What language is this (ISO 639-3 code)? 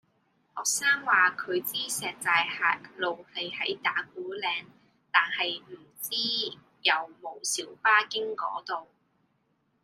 yue